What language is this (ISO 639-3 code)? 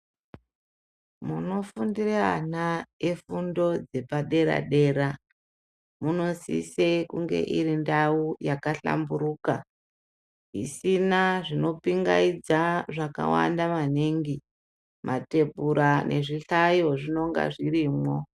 ndc